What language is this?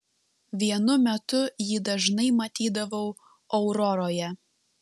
Lithuanian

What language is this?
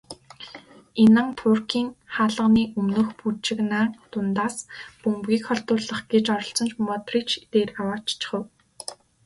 Mongolian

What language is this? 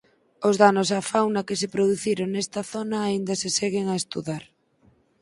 Galician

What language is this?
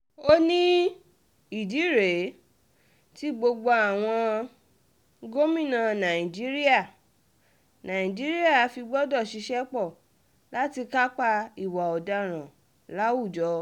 Yoruba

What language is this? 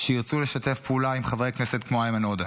Hebrew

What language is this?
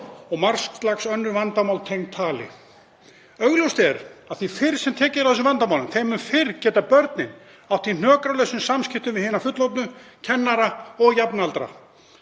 Icelandic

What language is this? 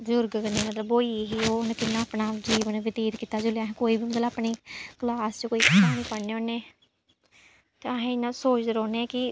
Dogri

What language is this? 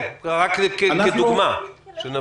Hebrew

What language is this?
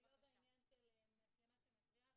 Hebrew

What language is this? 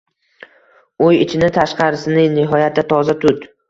Uzbek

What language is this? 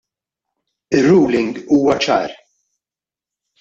Maltese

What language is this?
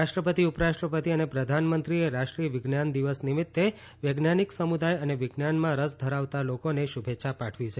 Gujarati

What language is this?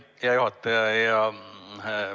Estonian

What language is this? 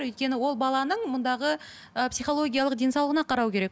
Kazakh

